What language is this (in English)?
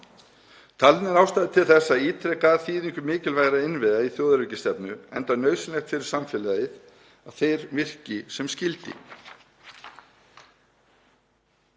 Icelandic